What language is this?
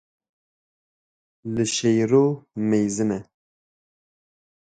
Kurdish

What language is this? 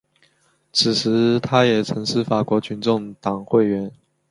Chinese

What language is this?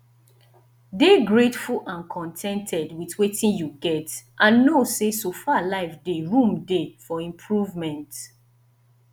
Nigerian Pidgin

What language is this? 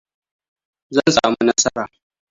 Hausa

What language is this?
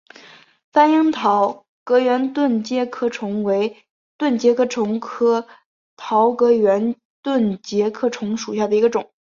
Chinese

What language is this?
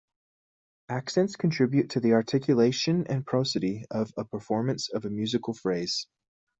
English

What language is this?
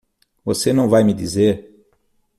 Portuguese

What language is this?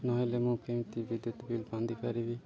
Odia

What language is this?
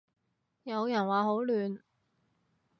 Cantonese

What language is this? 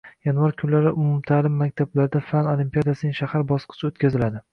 Uzbek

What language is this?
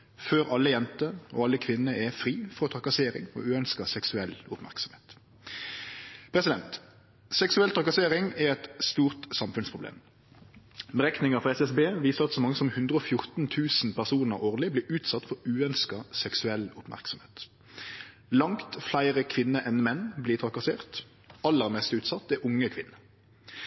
Norwegian Nynorsk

